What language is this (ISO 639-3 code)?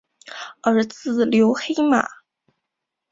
zho